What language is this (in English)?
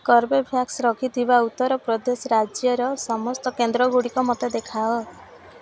Odia